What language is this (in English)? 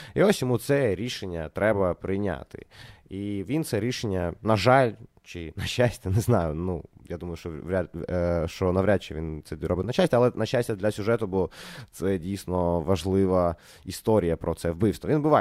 Ukrainian